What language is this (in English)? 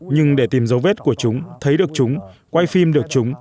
Vietnamese